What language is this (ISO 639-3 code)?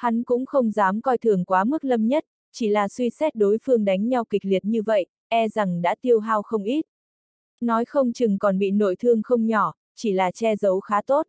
vie